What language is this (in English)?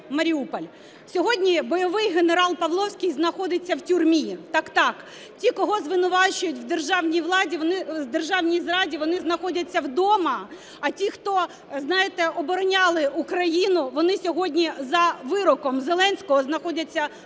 Ukrainian